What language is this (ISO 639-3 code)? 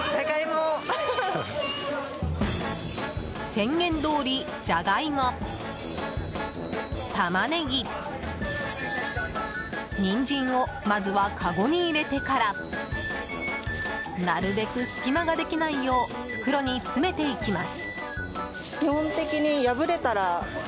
jpn